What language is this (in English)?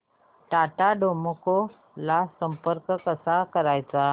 Marathi